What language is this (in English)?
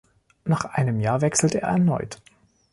German